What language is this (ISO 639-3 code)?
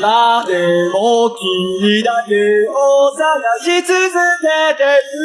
spa